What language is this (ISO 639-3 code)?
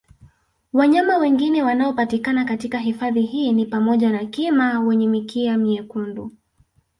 swa